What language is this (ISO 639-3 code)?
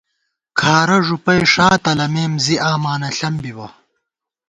gwt